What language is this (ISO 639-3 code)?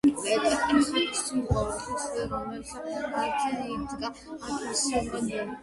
kat